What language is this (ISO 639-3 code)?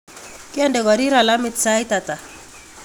kln